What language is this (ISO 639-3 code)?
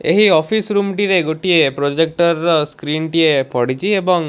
ori